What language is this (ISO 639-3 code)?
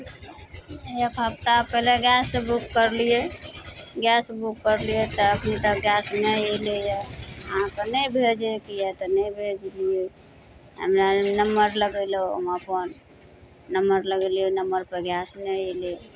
mai